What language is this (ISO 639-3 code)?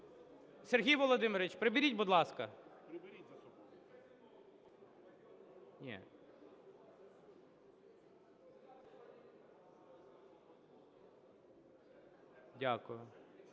ukr